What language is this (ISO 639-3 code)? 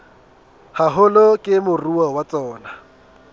sot